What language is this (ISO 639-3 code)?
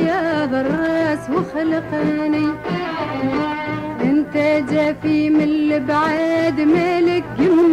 ara